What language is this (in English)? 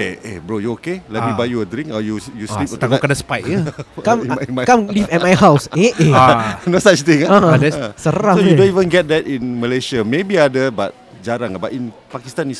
Malay